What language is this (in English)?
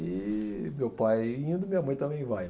Portuguese